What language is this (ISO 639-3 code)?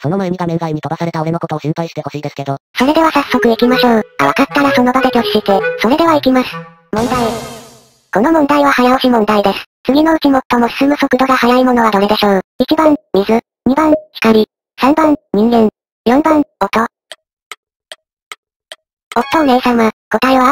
jpn